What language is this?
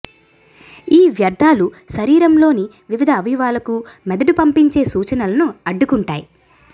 Telugu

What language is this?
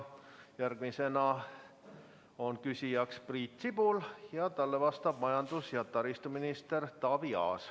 Estonian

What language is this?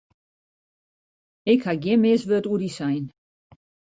Western Frisian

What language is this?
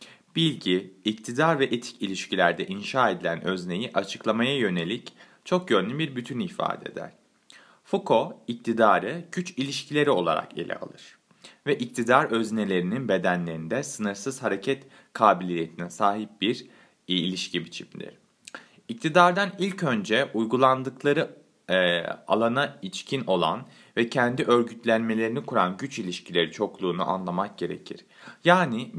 Turkish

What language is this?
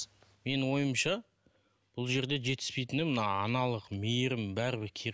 Kazakh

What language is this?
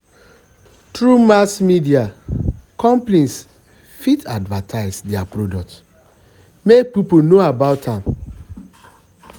Nigerian Pidgin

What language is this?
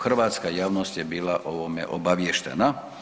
Croatian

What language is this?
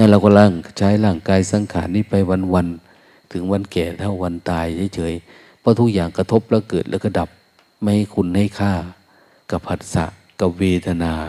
Thai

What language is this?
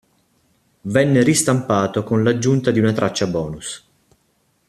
Italian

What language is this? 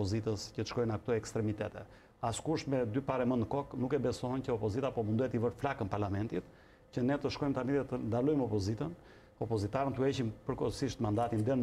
Romanian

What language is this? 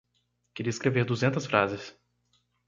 Portuguese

